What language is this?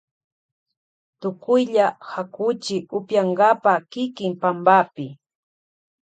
Loja Highland Quichua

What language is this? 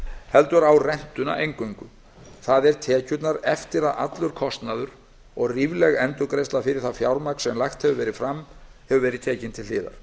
Icelandic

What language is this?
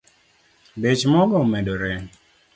Luo (Kenya and Tanzania)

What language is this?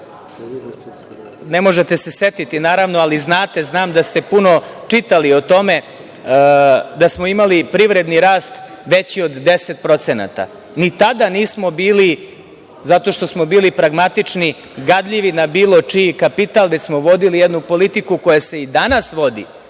Serbian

